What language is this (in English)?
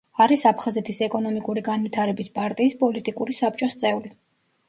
Georgian